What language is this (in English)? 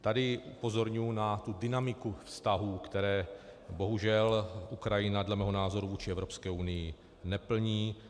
Czech